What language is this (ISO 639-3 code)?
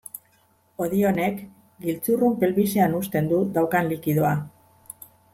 eus